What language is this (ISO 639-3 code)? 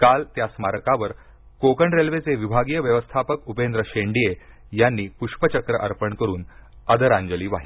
mar